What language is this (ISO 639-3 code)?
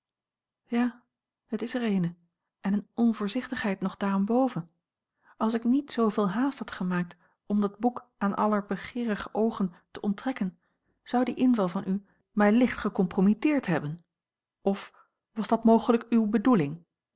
nld